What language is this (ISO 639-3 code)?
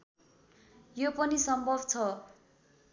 nep